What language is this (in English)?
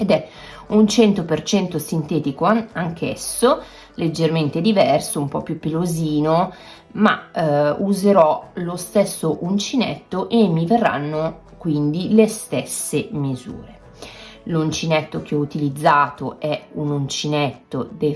Italian